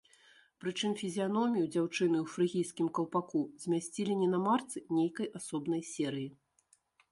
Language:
Belarusian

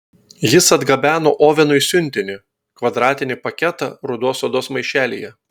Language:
Lithuanian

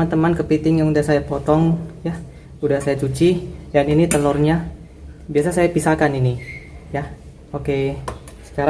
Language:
Indonesian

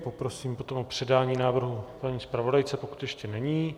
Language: Czech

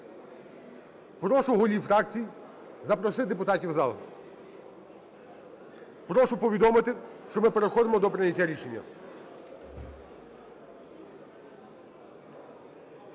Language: Ukrainian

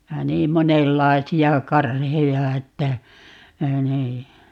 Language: Finnish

